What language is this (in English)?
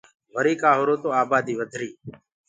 Gurgula